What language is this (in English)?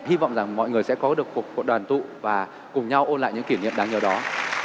Vietnamese